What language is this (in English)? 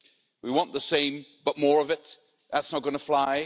English